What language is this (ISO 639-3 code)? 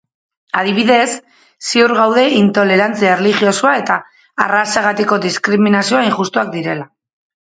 eus